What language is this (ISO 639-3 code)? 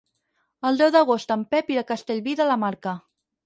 cat